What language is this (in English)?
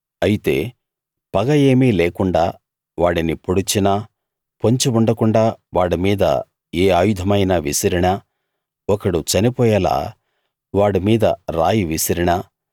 Telugu